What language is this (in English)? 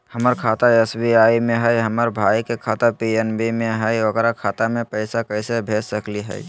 Magahi